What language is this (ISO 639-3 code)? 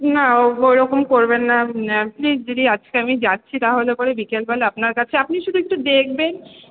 ben